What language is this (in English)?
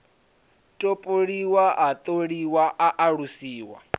Venda